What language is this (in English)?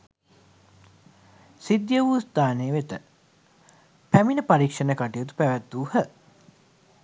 Sinhala